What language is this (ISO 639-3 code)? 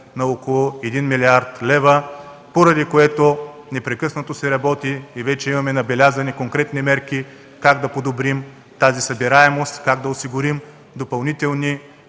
bul